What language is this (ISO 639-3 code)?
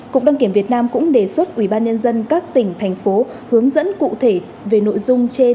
vie